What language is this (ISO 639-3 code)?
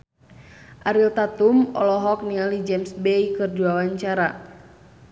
sun